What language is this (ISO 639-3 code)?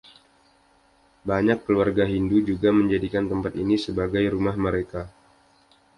ind